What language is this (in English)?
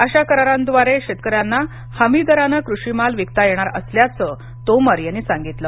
Marathi